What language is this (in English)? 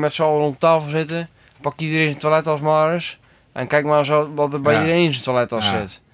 Dutch